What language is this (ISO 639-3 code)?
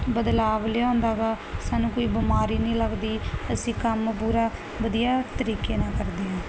pan